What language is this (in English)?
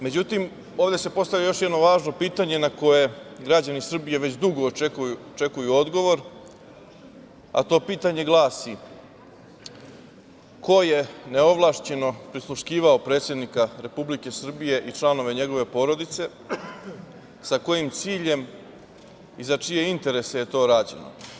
Serbian